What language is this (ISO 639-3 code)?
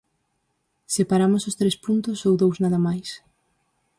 glg